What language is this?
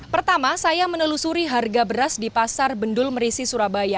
Indonesian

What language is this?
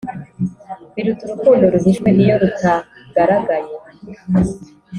Kinyarwanda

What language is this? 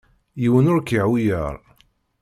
Kabyle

